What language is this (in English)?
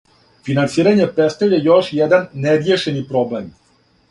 Serbian